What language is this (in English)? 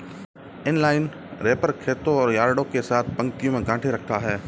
Hindi